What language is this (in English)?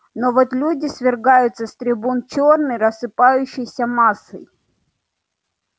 Russian